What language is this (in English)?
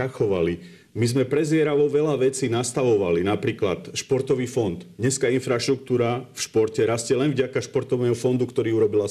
Slovak